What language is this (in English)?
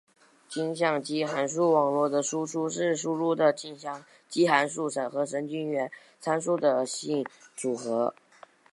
Chinese